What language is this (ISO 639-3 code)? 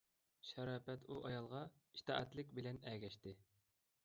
uig